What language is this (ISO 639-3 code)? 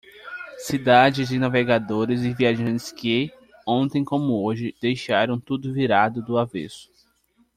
por